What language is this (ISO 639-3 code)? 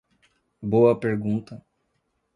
por